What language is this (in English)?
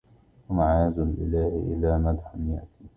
Arabic